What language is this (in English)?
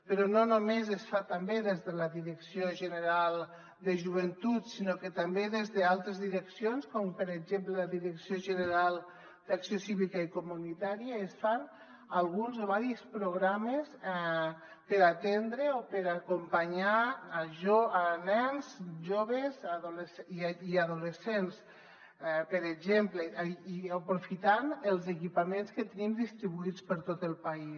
Catalan